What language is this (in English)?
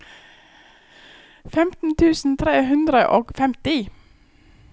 Norwegian